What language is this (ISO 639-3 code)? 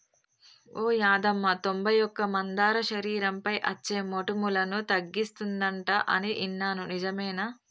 tel